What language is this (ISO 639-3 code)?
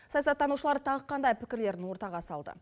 kaz